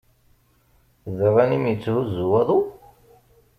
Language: Kabyle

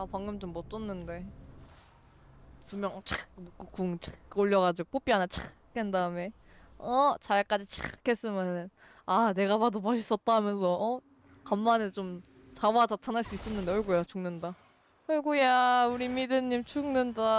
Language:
Korean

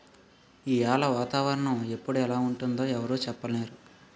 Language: Telugu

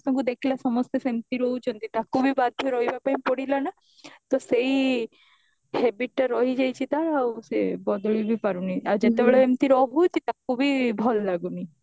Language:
Odia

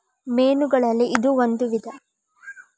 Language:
Kannada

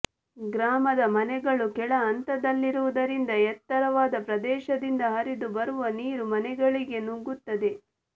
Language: Kannada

